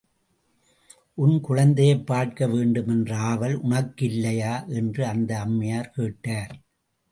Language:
Tamil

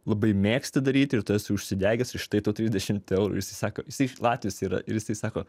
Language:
Lithuanian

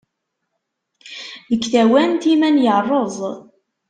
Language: Kabyle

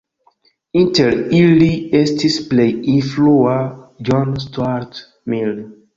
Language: Esperanto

